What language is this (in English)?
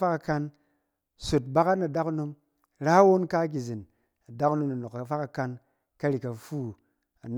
Cen